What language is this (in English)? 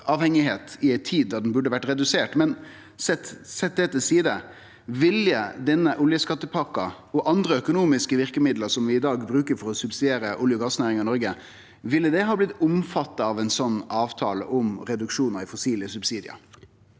Norwegian